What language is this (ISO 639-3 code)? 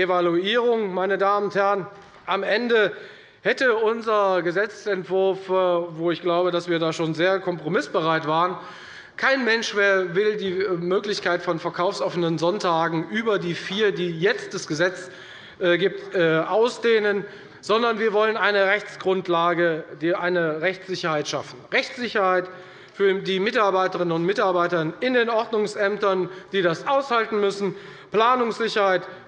deu